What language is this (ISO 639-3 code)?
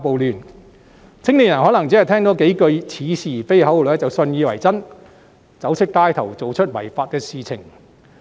yue